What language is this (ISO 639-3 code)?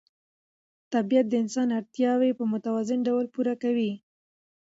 pus